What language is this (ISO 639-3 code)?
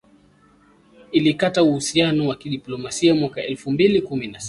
swa